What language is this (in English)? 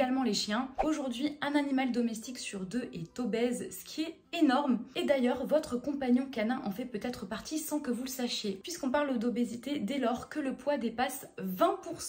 French